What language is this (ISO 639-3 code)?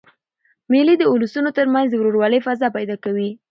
pus